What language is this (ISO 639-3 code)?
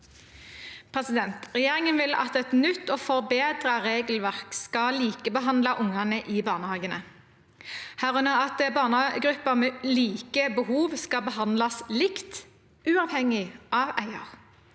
nor